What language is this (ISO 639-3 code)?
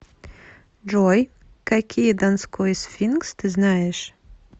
rus